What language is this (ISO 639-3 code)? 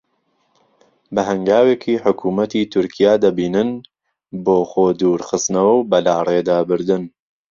ckb